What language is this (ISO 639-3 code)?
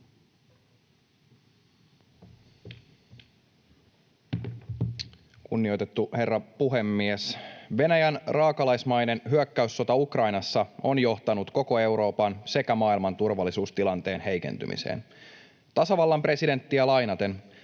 fin